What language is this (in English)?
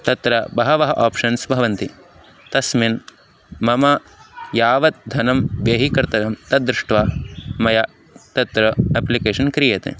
Sanskrit